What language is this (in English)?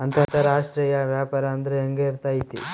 Kannada